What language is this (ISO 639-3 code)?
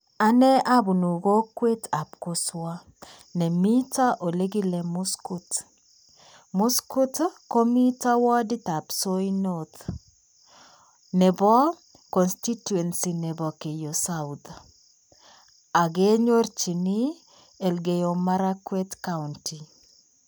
kln